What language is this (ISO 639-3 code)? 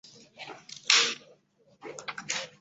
zho